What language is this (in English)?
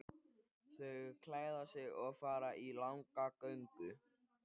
Icelandic